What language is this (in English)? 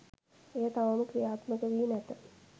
Sinhala